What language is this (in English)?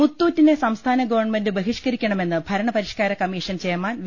Malayalam